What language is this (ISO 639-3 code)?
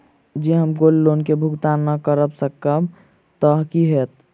mai